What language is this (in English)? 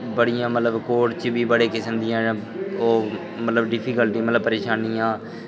Dogri